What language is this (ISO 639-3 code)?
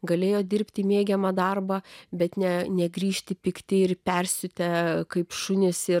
lit